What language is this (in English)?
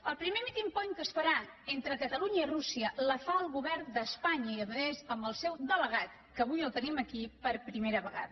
Catalan